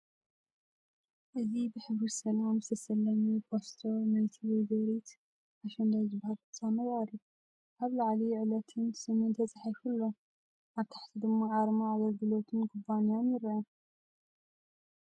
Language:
Tigrinya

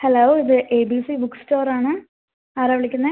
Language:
Malayalam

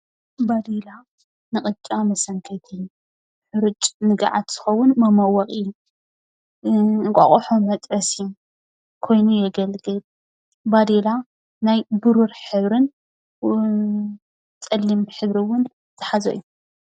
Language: Tigrinya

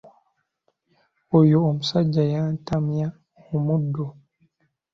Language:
Ganda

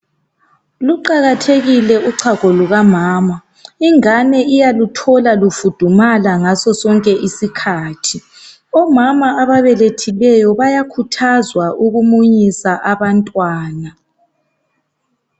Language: North Ndebele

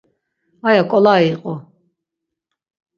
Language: Laz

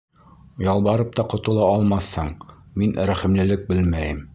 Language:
Bashkir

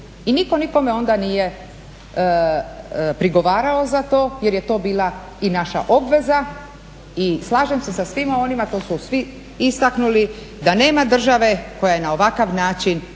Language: Croatian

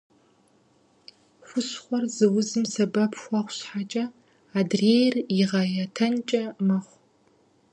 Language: Kabardian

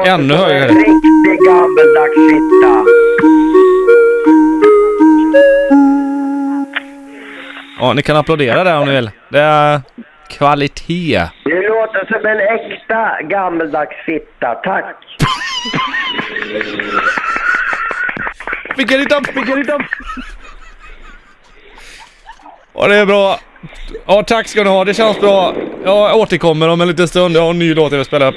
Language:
Swedish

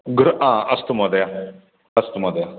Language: Sanskrit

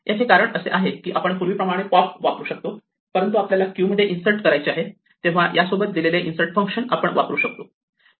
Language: Marathi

